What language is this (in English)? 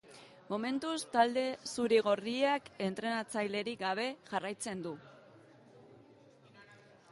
Basque